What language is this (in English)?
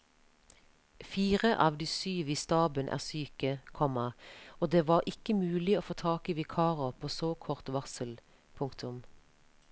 Norwegian